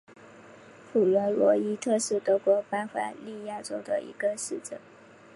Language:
Chinese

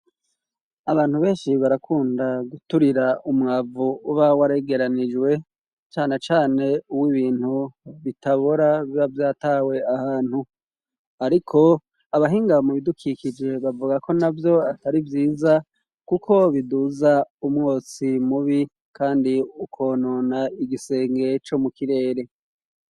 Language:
Rundi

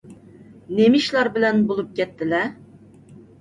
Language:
Uyghur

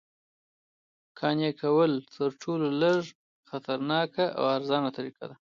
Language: Pashto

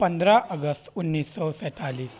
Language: Urdu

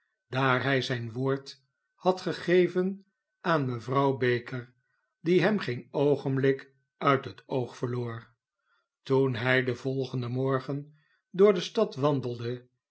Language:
Dutch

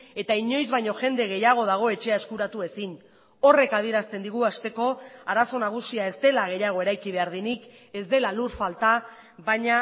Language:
Basque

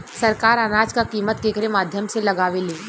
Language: Bhojpuri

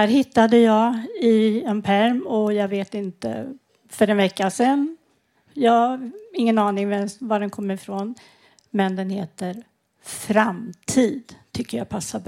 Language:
Swedish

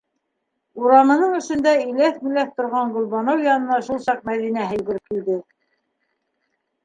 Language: Bashkir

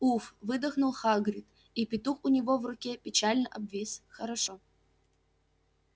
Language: Russian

